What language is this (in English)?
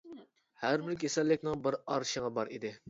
Uyghur